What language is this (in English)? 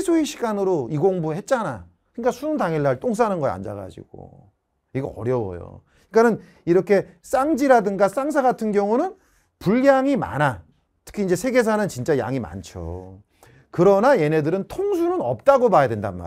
Korean